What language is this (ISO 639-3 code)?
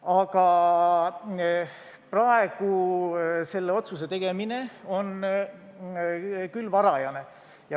est